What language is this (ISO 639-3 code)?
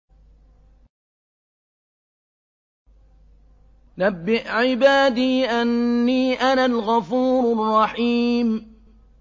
ara